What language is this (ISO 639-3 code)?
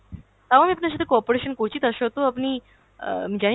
ben